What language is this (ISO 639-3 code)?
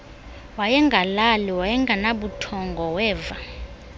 xho